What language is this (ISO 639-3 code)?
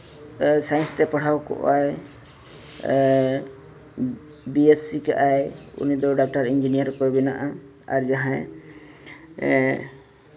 sat